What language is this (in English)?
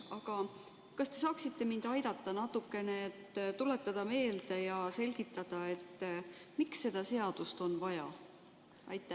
Estonian